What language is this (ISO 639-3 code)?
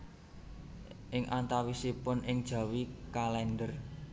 jav